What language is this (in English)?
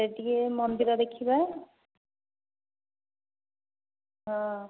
Odia